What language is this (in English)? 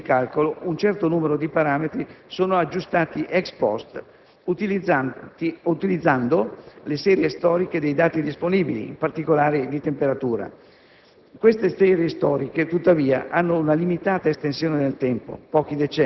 Italian